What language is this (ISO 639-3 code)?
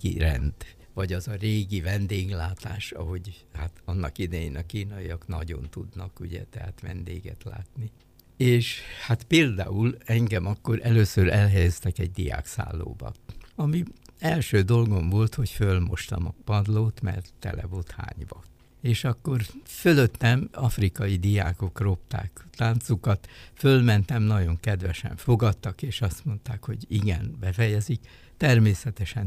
hun